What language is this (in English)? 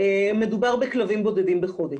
Hebrew